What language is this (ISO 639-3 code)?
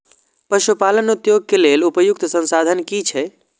mai